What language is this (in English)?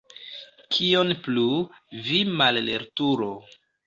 Esperanto